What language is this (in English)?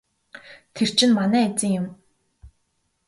Mongolian